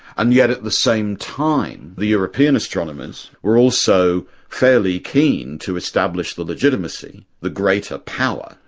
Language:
English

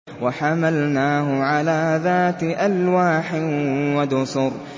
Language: Arabic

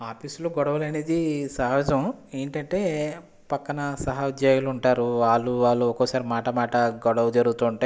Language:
Telugu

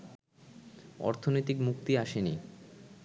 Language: Bangla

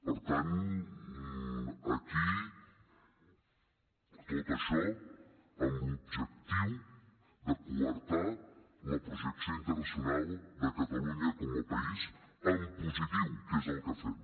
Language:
Catalan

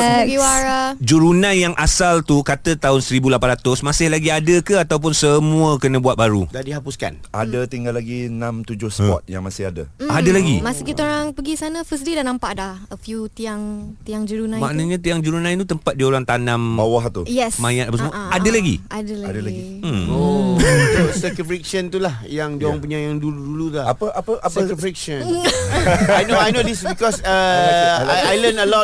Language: Malay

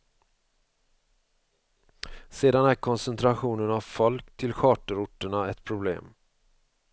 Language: Swedish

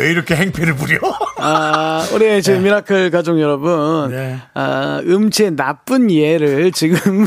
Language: Korean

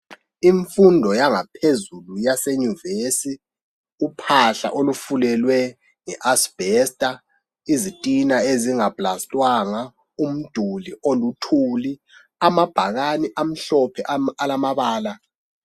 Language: North Ndebele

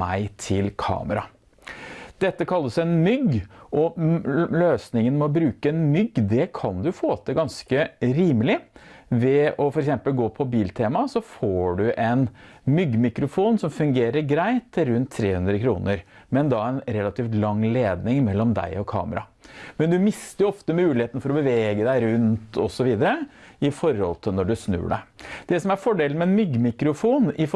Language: Norwegian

